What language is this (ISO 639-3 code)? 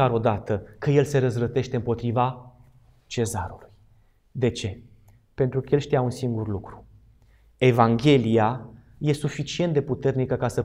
ron